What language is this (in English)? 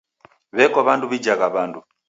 Taita